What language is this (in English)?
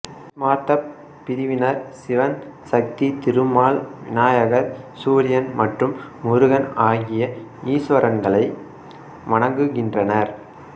Tamil